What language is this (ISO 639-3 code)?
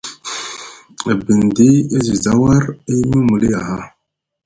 mug